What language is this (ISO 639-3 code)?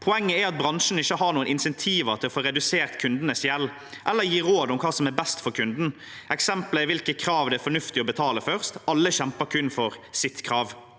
nor